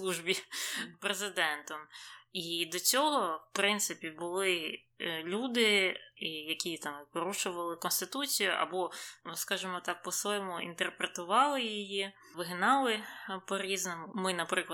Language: Ukrainian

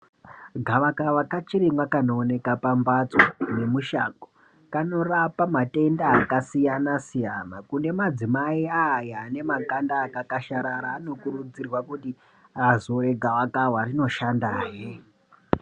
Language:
Ndau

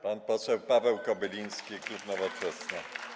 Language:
Polish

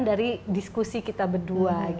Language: Indonesian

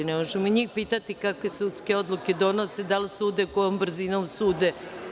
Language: Serbian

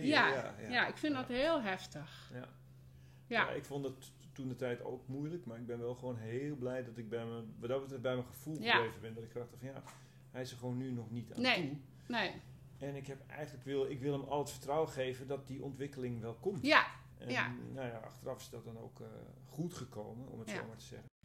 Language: Dutch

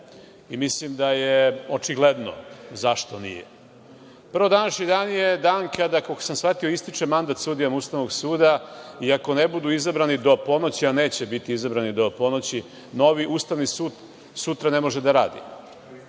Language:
Serbian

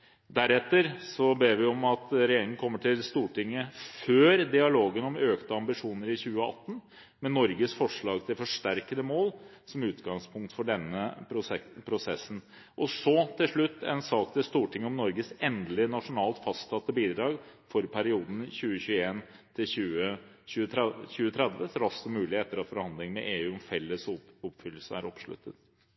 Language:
Norwegian Bokmål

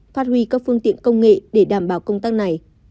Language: Vietnamese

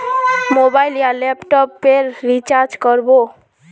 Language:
Magahi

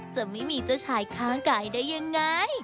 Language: Thai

